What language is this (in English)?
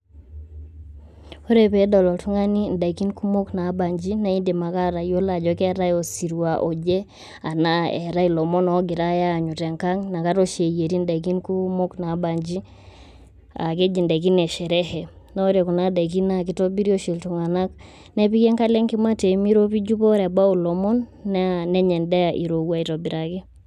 Masai